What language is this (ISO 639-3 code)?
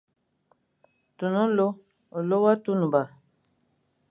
fan